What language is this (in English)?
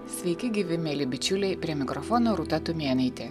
Lithuanian